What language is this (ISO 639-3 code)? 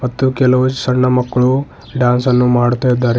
kan